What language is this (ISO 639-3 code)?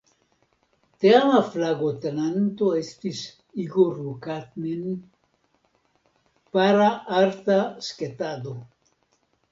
epo